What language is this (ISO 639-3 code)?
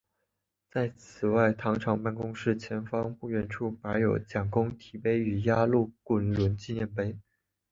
zho